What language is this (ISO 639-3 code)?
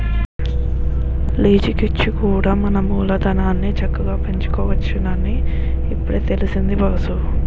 tel